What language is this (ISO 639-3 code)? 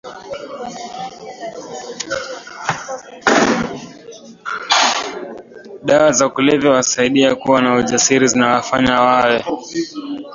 swa